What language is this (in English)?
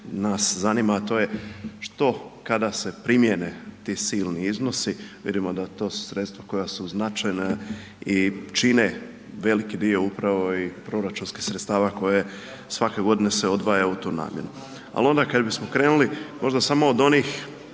Croatian